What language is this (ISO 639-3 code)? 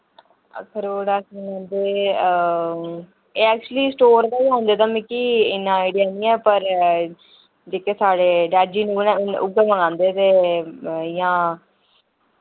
doi